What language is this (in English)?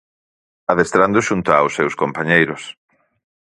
Galician